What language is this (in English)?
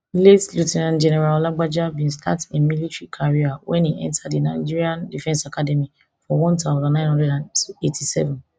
Nigerian Pidgin